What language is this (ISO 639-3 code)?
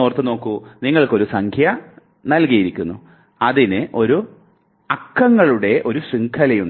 mal